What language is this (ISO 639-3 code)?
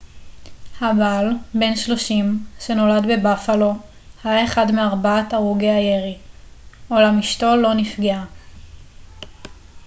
heb